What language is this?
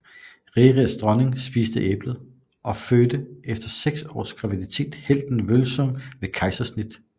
Danish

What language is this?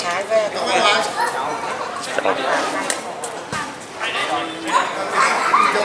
Vietnamese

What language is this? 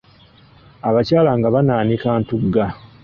Ganda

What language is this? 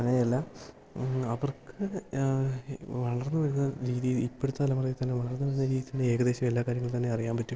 Malayalam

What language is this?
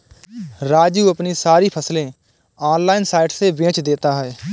Hindi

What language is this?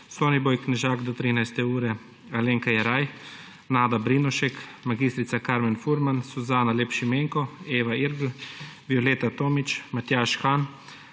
Slovenian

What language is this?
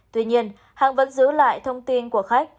Vietnamese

